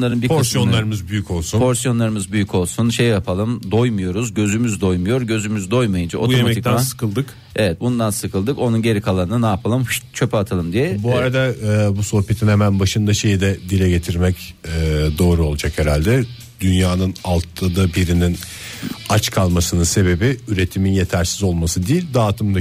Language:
Turkish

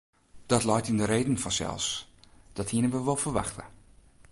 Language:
Western Frisian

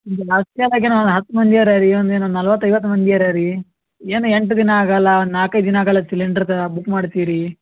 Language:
Kannada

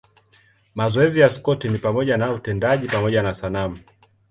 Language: Swahili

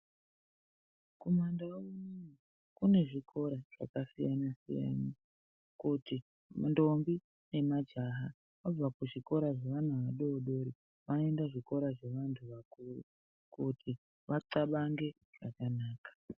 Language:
Ndau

